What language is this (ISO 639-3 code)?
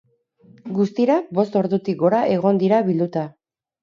eus